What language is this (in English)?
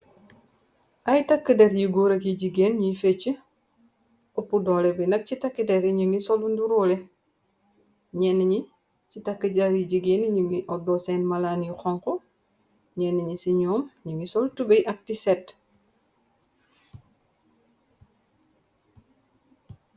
Wolof